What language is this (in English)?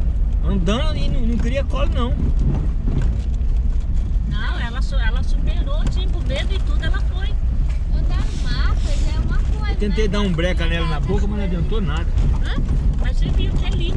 Portuguese